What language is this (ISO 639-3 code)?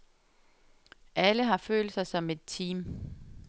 dan